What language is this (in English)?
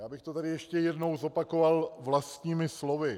Czech